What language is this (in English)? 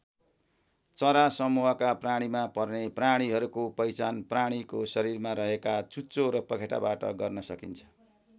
Nepali